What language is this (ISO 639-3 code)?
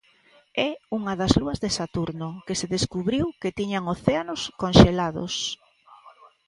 glg